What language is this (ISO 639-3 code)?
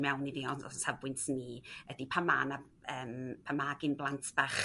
cym